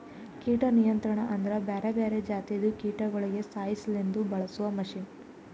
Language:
Kannada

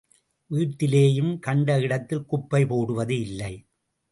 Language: Tamil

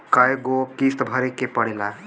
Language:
Bhojpuri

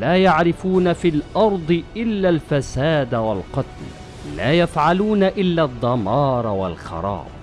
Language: Arabic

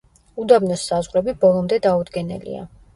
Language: Georgian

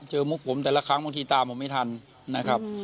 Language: Thai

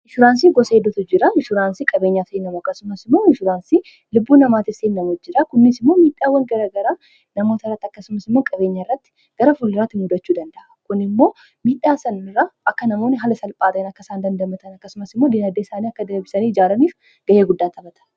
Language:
Oromo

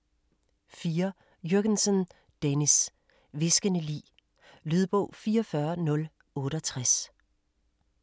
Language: Danish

